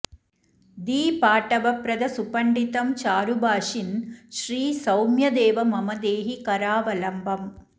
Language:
Sanskrit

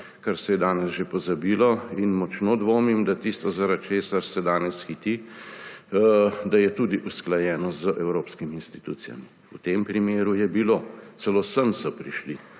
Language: Slovenian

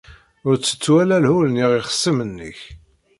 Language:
Kabyle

